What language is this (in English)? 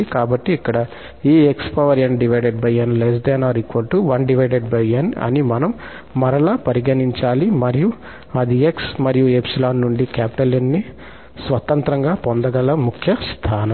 Telugu